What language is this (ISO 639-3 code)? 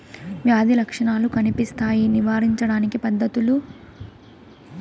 tel